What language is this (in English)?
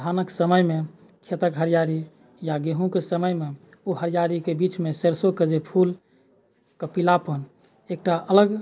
Maithili